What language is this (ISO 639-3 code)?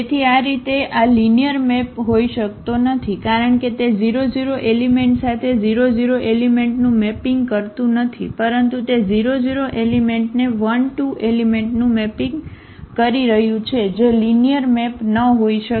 guj